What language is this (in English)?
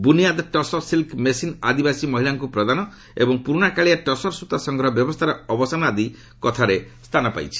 Odia